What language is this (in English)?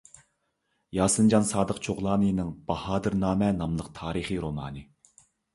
Uyghur